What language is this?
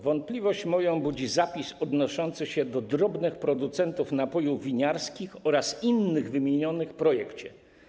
Polish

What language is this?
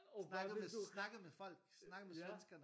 Danish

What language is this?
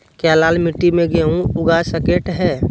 Magahi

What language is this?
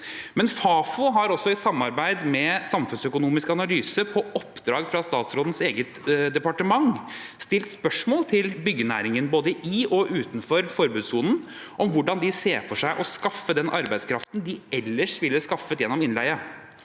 Norwegian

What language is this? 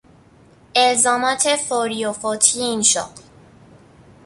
Persian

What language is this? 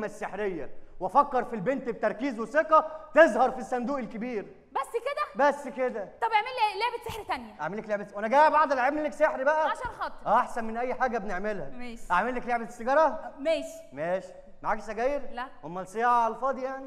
Arabic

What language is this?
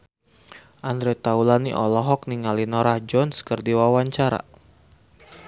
Sundanese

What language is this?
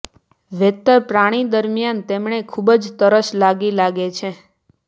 Gujarati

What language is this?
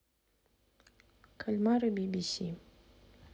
Russian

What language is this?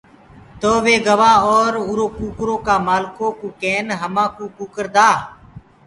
Gurgula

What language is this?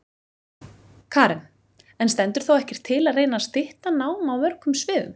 Icelandic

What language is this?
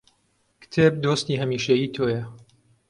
Central Kurdish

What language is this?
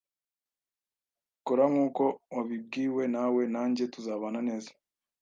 Kinyarwanda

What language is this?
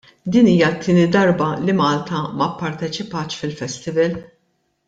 Maltese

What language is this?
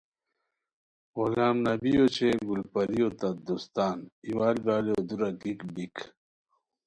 Khowar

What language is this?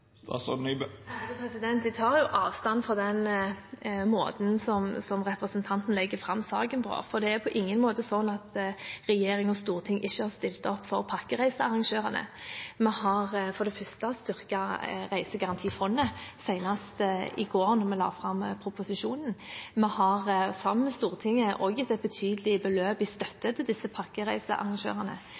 Norwegian Bokmål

